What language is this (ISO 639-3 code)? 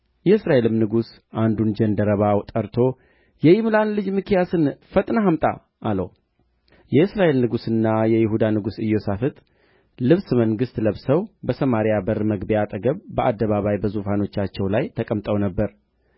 amh